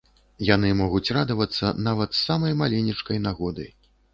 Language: Belarusian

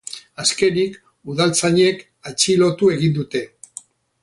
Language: Basque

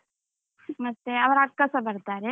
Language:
Kannada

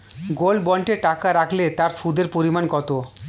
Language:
Bangla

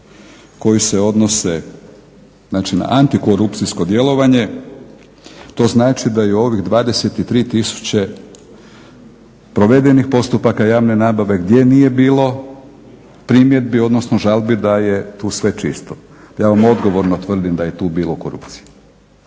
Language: Croatian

